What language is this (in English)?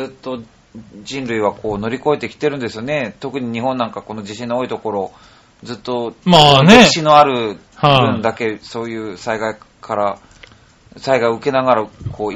Japanese